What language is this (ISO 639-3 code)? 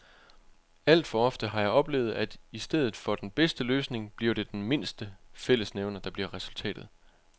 dan